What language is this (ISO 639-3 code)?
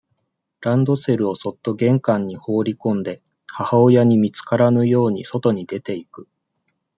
jpn